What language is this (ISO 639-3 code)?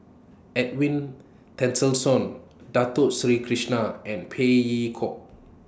eng